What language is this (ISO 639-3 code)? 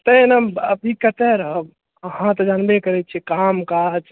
mai